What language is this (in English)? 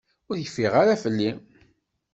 Kabyle